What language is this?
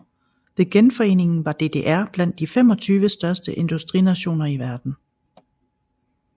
Danish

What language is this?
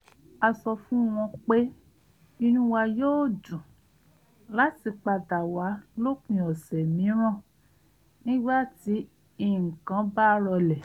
Yoruba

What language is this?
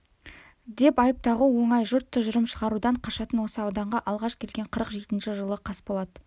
Kazakh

